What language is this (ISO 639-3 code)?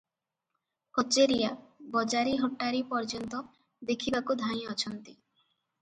ori